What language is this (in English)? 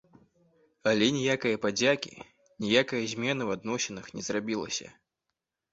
Belarusian